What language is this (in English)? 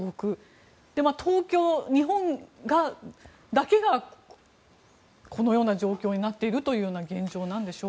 Japanese